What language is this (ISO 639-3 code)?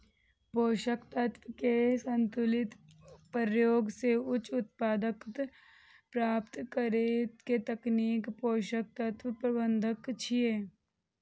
mai